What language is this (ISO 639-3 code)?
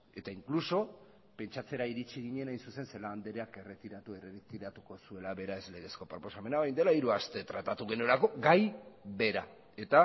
eus